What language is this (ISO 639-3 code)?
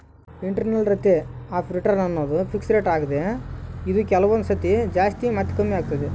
kan